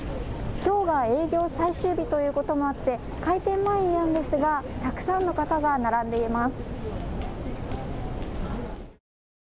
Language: Japanese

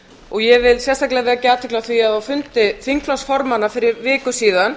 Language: Icelandic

